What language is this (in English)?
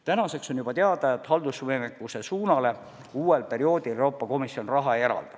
Estonian